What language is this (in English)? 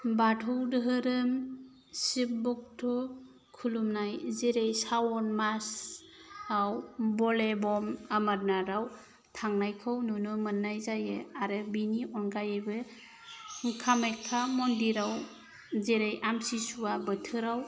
Bodo